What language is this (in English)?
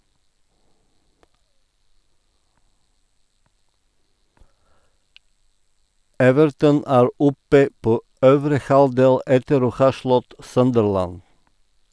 Norwegian